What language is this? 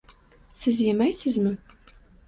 Uzbek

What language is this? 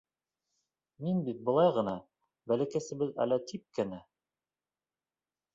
Bashkir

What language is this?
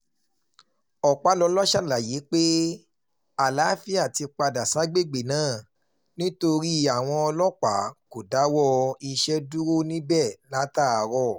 Yoruba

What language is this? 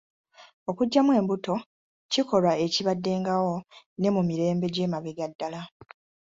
Ganda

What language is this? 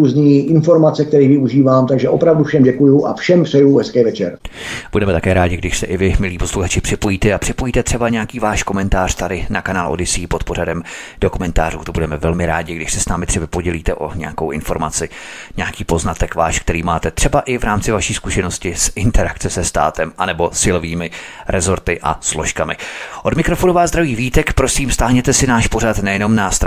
Czech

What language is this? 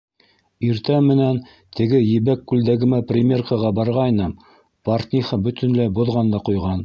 Bashkir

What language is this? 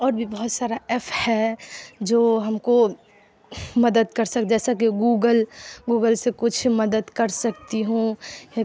Urdu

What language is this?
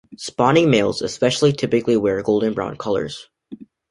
English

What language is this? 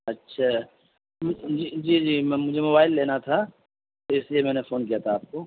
Urdu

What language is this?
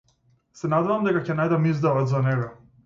Macedonian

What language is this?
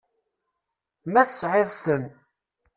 Kabyle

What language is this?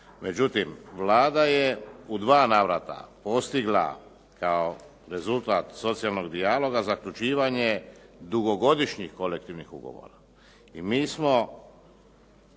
Croatian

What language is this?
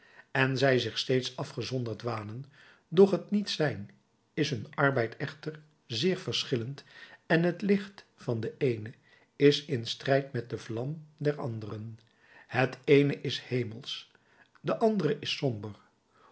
Dutch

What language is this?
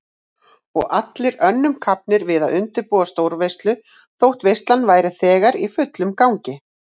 Icelandic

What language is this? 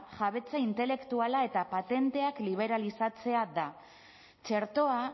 Basque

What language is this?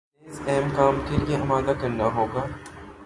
Urdu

